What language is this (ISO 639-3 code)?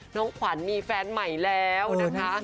tha